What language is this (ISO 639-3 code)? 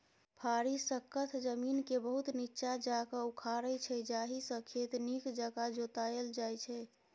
mai